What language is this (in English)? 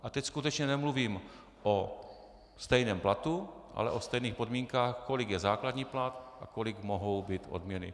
Czech